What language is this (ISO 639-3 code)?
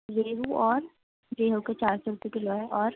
urd